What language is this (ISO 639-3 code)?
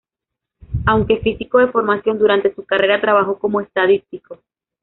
spa